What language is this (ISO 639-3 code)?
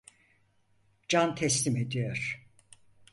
tur